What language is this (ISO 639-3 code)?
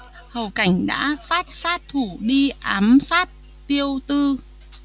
vie